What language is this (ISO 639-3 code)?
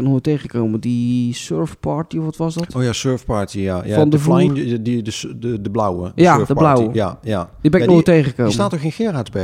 nld